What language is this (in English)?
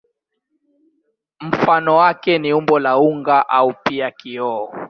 Swahili